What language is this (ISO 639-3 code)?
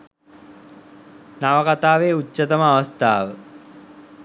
sin